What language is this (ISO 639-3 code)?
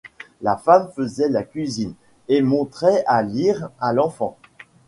fra